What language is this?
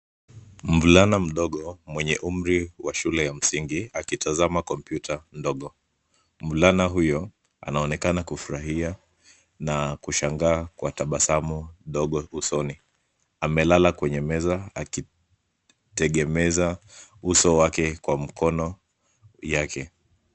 Swahili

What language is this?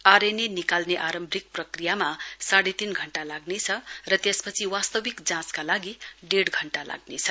Nepali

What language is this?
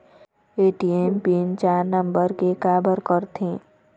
Chhattisgarhi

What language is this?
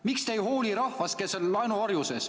Estonian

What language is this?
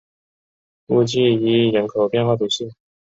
Chinese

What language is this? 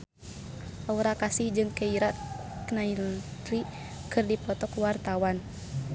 Sundanese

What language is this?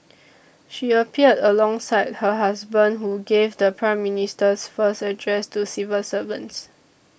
English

